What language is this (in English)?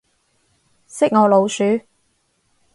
Cantonese